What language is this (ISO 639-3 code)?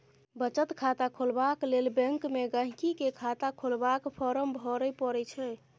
mai